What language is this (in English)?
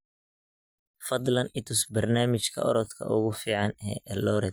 Somali